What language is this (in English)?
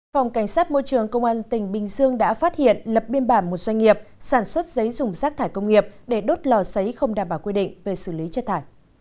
Vietnamese